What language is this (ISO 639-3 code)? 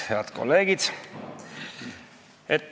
est